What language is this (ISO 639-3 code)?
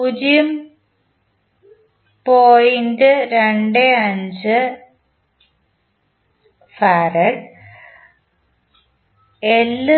mal